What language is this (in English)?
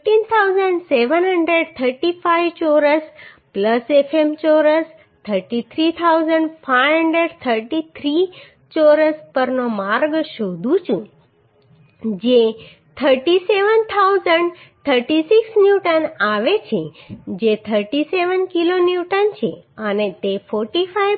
Gujarati